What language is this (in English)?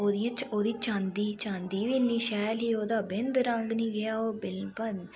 Dogri